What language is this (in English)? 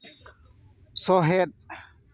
Santali